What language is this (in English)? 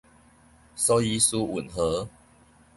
Min Nan Chinese